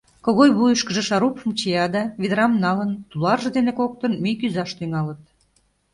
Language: Mari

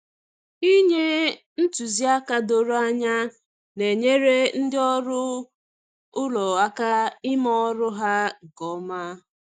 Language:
Igbo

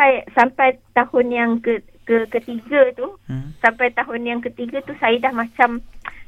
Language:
Malay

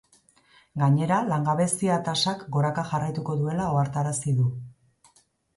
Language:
Basque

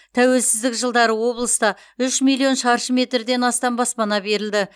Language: Kazakh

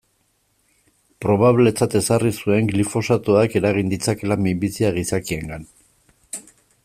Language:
Basque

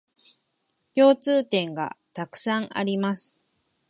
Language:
Japanese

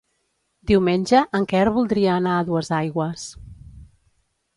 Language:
Catalan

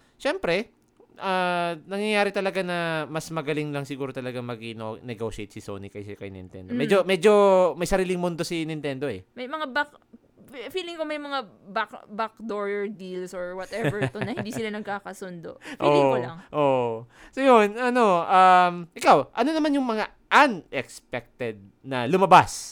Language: Filipino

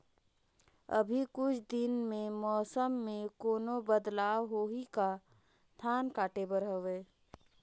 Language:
Chhattisgarhi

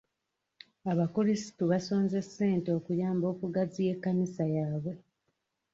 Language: Ganda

